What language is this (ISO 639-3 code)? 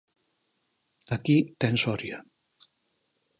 glg